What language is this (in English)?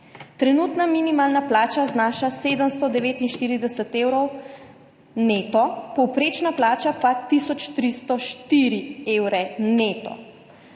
Slovenian